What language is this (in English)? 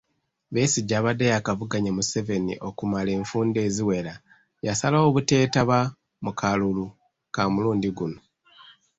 Ganda